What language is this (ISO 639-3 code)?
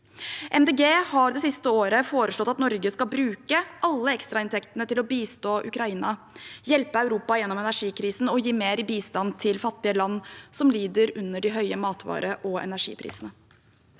nor